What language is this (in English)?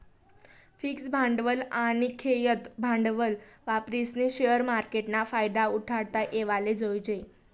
Marathi